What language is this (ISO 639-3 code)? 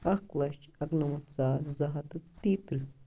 kas